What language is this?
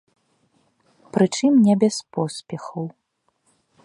Belarusian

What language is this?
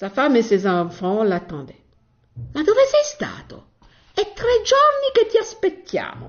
French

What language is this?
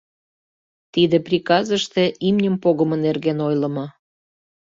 Mari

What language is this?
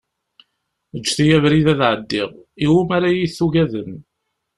Kabyle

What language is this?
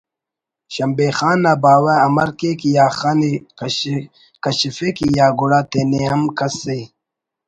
Brahui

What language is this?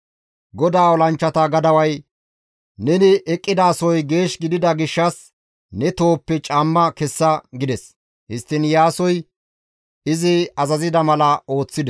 Gamo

